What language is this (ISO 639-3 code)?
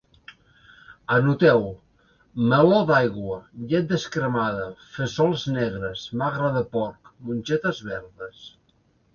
cat